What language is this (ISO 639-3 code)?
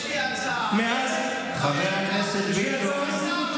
heb